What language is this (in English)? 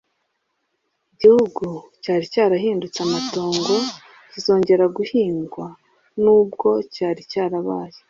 Kinyarwanda